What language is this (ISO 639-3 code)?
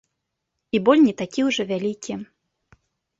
bel